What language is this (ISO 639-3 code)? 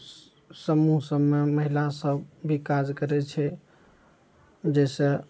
mai